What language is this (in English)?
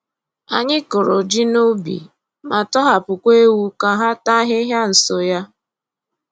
Igbo